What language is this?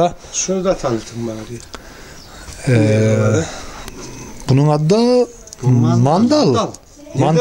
Turkish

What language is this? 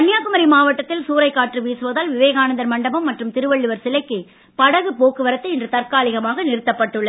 Tamil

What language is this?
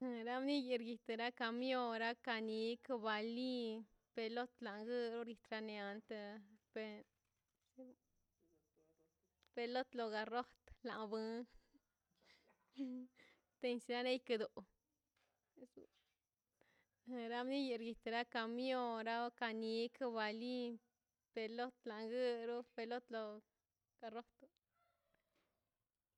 Mazaltepec Zapotec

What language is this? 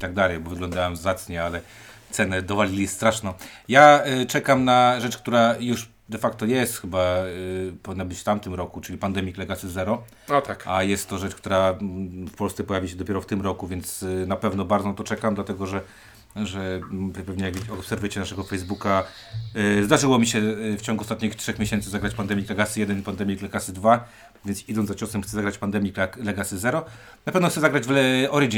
Polish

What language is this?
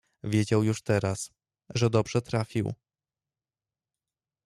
Polish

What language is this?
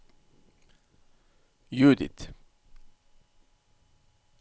Norwegian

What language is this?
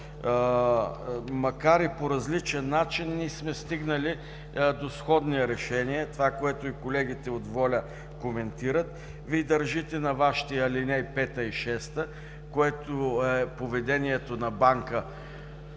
Bulgarian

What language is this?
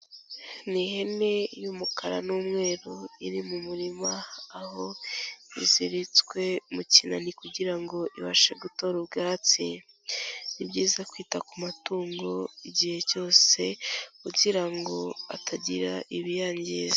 Kinyarwanda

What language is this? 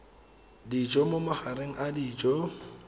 Tswana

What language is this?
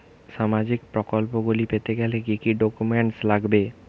Bangla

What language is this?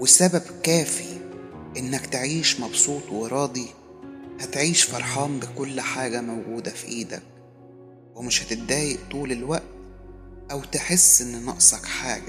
Arabic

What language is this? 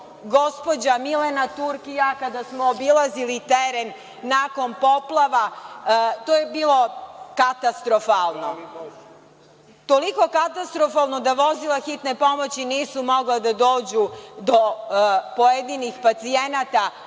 Serbian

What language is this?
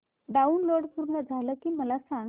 Marathi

